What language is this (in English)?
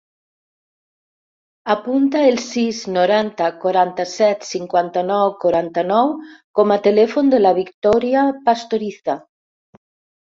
Catalan